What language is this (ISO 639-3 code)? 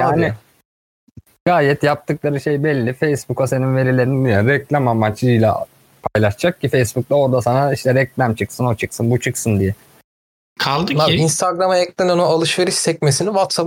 tur